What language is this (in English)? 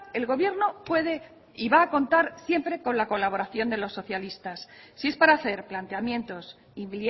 Spanish